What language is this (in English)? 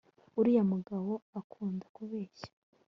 Kinyarwanda